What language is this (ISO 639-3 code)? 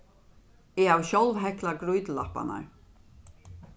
fao